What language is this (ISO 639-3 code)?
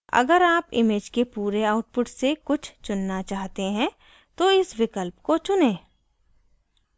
hin